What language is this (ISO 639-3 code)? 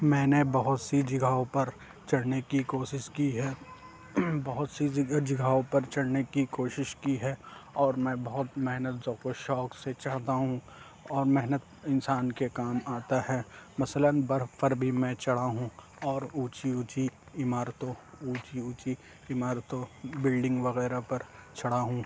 urd